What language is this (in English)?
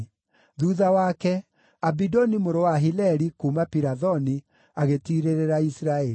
Kikuyu